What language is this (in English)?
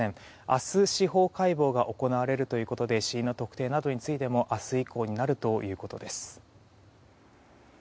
Japanese